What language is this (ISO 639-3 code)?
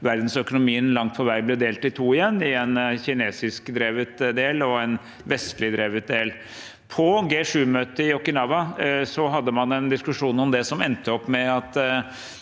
nor